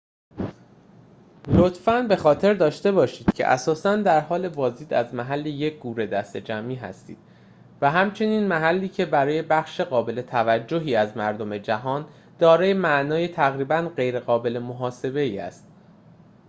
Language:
Persian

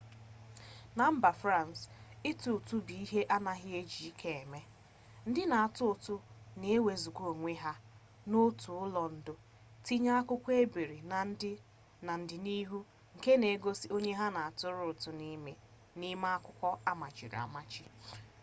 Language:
Igbo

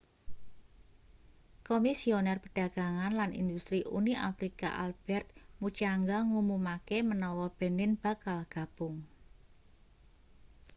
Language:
Javanese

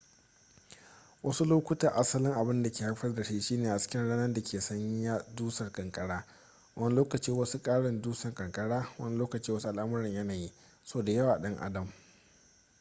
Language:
Hausa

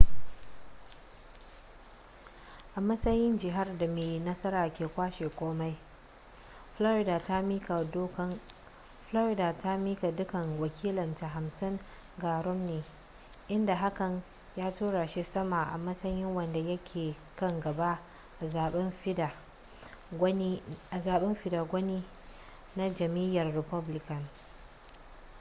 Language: Hausa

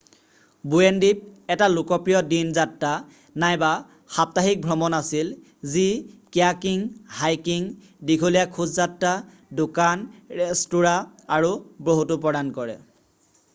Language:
Assamese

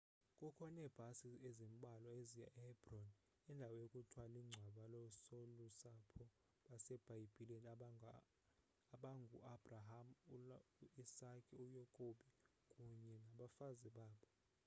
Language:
Xhosa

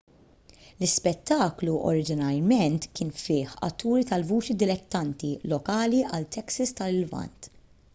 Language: Maltese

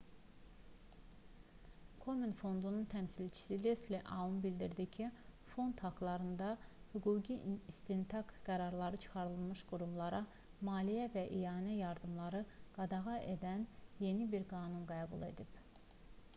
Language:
Azerbaijani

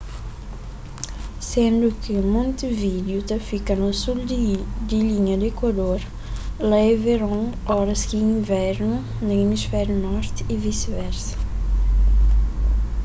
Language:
Kabuverdianu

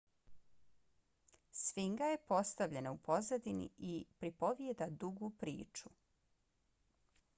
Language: Bosnian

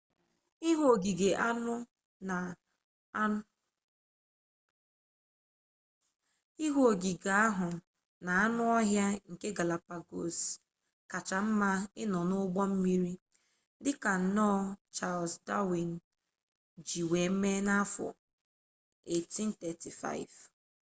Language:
Igbo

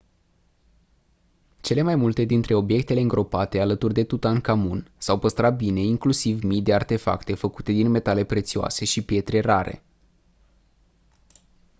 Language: Romanian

